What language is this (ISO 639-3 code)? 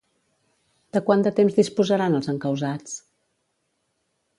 cat